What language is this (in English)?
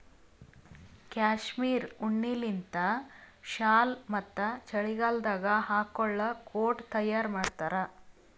Kannada